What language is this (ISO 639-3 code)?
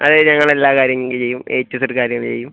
mal